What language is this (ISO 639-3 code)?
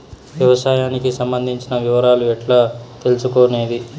tel